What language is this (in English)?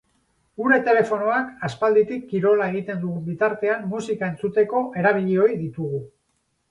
Basque